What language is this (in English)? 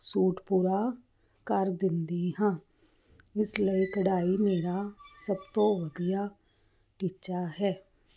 Punjabi